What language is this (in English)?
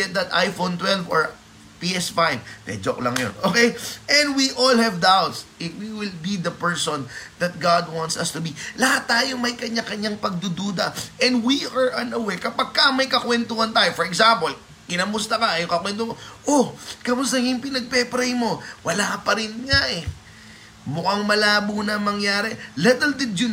Filipino